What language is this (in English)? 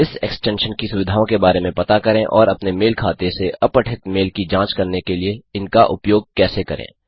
Hindi